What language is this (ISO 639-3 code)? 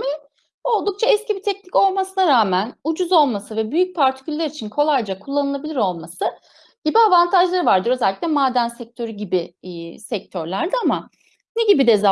tur